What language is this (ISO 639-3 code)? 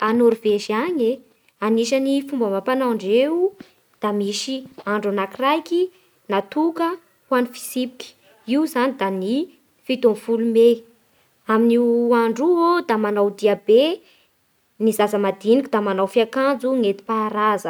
bhr